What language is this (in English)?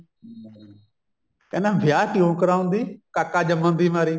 Punjabi